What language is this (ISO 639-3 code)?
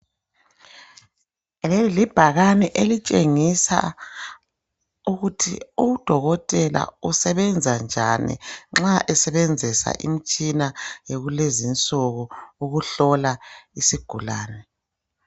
nde